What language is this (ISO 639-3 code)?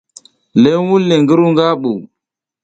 giz